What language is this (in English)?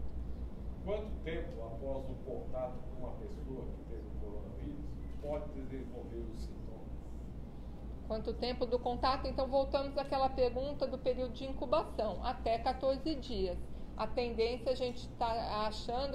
Portuguese